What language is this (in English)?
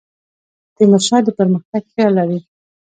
Pashto